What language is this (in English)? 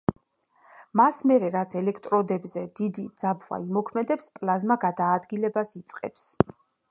Georgian